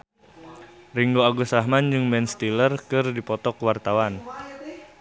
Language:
Sundanese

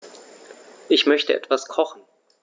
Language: German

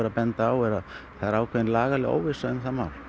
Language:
Icelandic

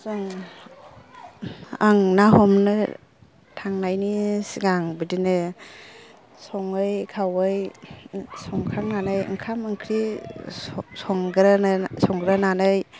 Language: Bodo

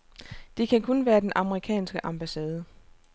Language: Danish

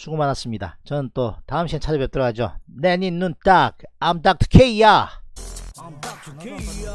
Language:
Korean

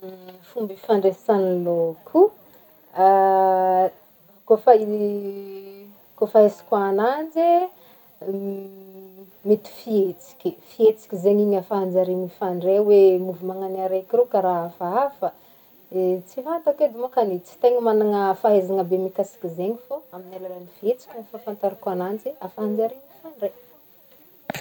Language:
Northern Betsimisaraka Malagasy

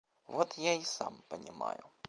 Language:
Russian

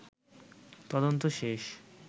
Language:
Bangla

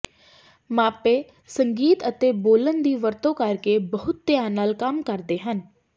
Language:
Punjabi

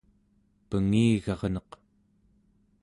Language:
Central Yupik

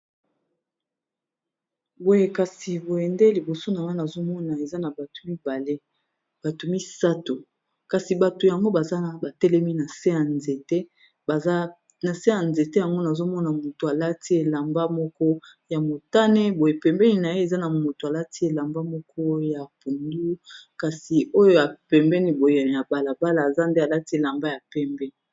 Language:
Lingala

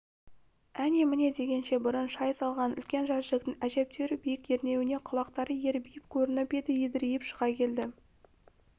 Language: Kazakh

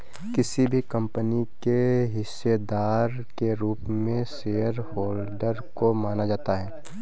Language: Hindi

